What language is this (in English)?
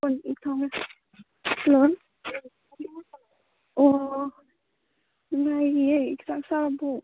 Manipuri